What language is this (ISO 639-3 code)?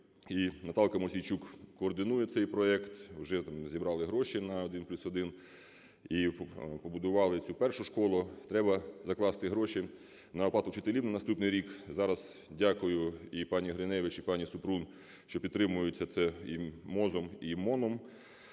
ukr